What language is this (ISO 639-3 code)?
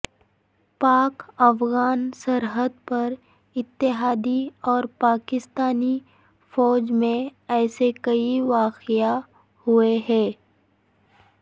urd